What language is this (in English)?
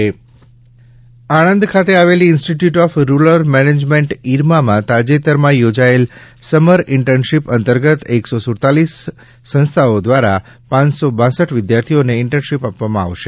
Gujarati